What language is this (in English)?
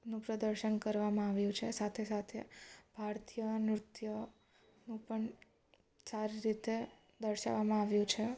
Gujarati